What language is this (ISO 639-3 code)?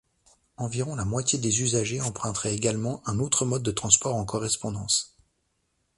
fra